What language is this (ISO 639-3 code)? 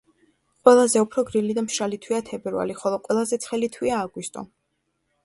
kat